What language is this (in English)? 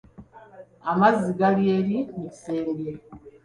Ganda